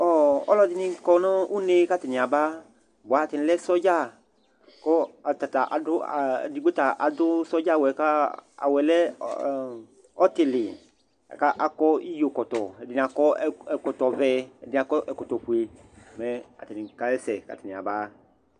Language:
Ikposo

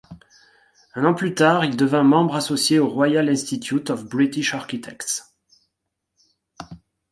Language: French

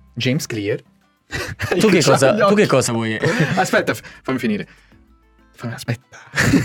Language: Italian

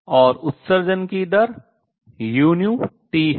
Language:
Hindi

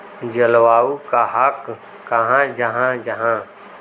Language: Magahi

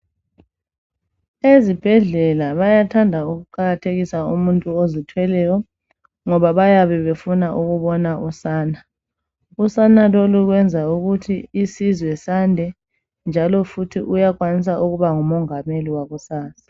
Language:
North Ndebele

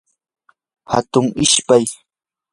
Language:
Yanahuanca Pasco Quechua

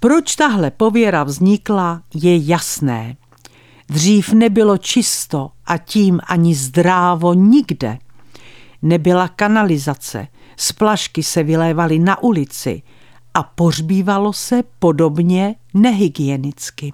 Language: Czech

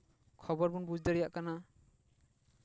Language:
Santali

